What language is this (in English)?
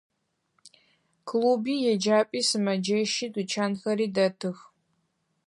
Adyghe